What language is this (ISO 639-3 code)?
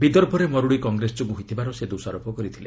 ori